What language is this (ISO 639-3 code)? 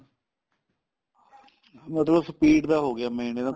pan